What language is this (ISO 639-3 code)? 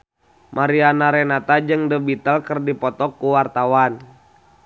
sun